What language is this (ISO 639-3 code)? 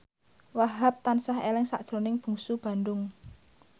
jav